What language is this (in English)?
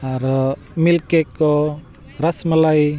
Santali